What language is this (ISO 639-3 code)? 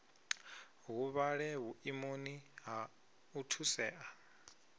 ven